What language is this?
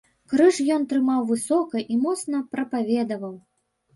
Belarusian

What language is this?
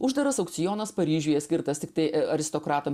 Lithuanian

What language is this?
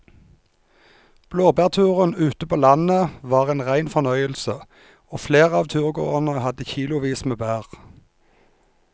Norwegian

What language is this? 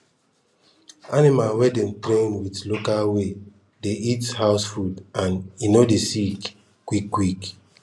Nigerian Pidgin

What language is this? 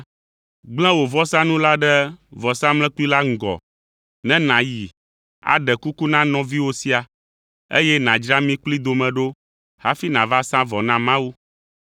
Ewe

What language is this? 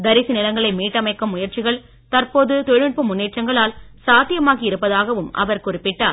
Tamil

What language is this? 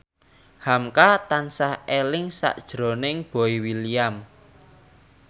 Javanese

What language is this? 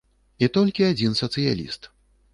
Belarusian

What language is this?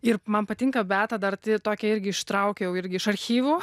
Lithuanian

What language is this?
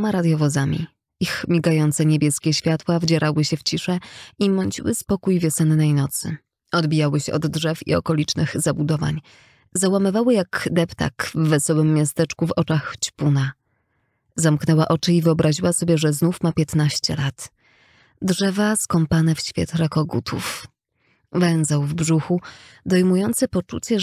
Polish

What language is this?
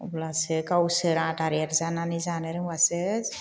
Bodo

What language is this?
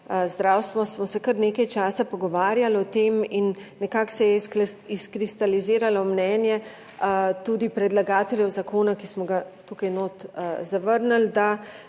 Slovenian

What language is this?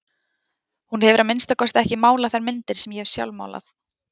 Icelandic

